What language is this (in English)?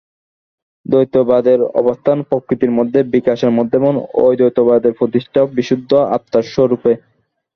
Bangla